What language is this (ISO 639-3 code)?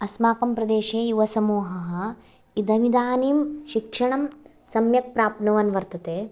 san